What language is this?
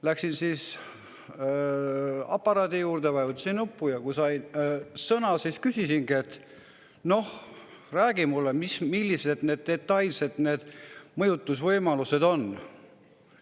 Estonian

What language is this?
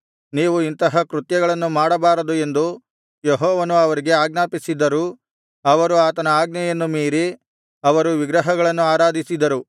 Kannada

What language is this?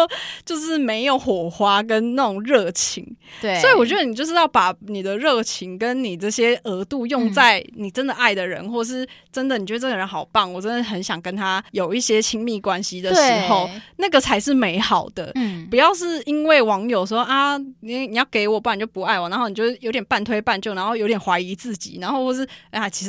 Chinese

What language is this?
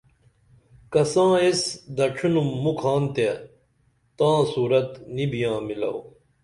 Dameli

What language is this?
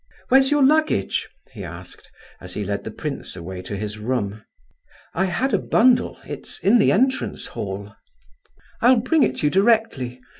English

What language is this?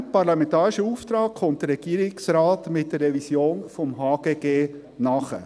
Swiss German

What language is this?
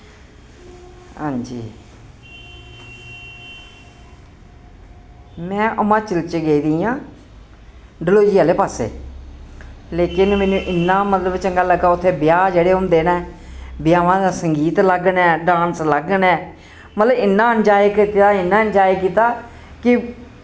Dogri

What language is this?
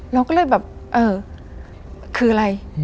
Thai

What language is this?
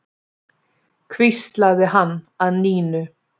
Icelandic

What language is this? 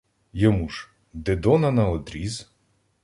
Ukrainian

